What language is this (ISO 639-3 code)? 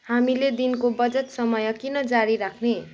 nep